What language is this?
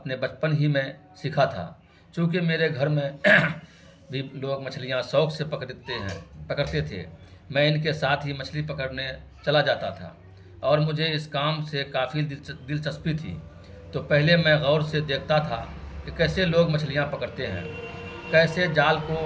Urdu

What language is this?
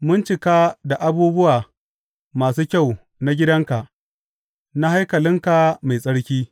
Hausa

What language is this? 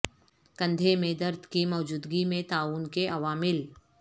Urdu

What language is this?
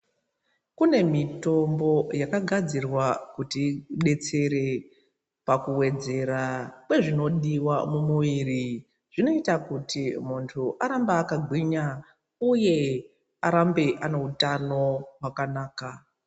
Ndau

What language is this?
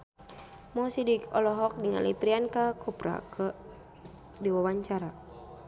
Sundanese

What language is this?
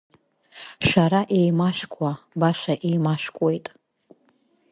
Abkhazian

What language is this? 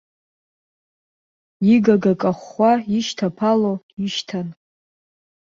Abkhazian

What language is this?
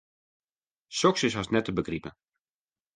Western Frisian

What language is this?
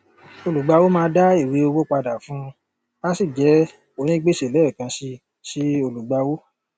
Yoruba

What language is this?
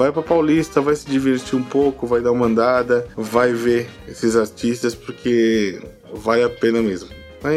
Portuguese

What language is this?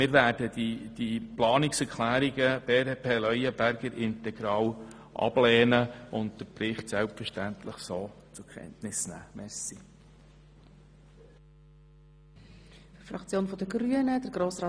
Swiss German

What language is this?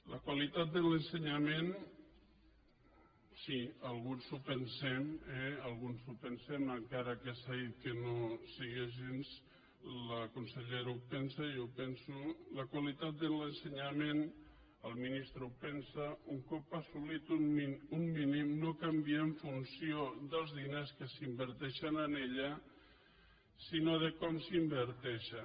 Catalan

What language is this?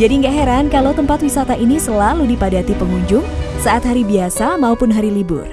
Indonesian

